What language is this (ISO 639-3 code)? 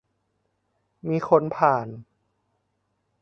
tha